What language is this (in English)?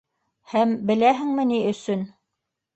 Bashkir